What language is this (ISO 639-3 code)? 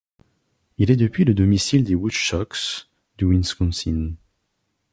fra